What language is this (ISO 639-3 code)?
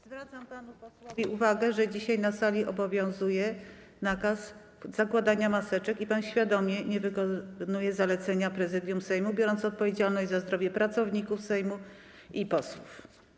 pol